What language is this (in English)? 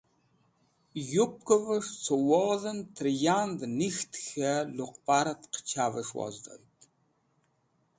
Wakhi